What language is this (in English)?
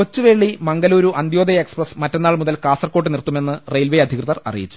Malayalam